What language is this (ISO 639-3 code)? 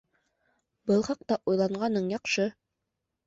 bak